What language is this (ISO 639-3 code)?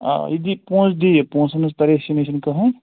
kas